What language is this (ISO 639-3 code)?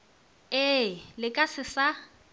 nso